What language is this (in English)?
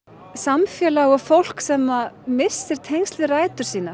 Icelandic